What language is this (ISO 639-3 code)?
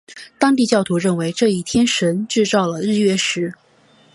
zho